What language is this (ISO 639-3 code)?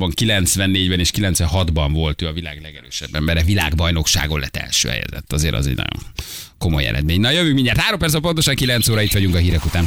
hun